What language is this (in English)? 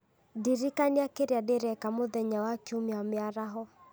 Kikuyu